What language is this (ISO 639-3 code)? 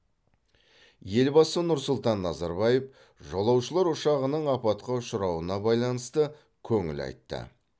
kaz